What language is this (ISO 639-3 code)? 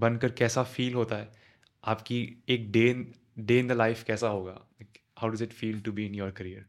hin